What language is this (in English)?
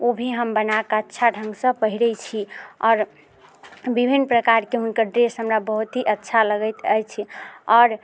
Maithili